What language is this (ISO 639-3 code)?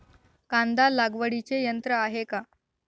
mar